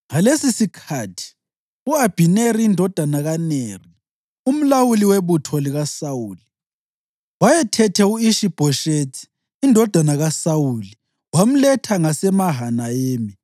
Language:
North Ndebele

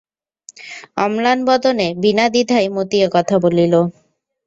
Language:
Bangla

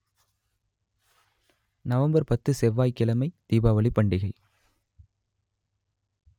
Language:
Tamil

